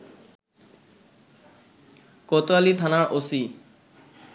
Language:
Bangla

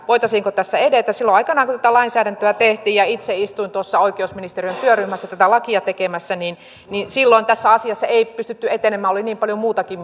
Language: Finnish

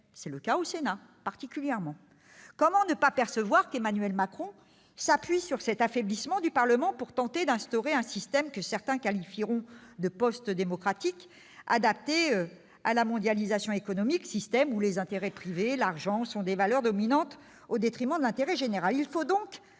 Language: French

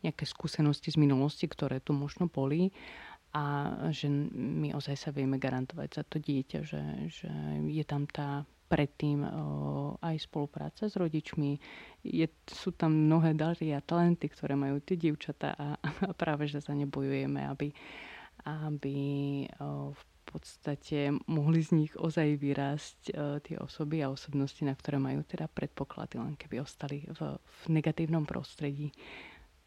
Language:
Slovak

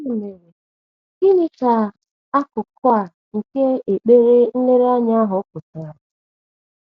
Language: Igbo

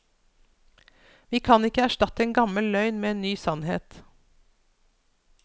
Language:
Norwegian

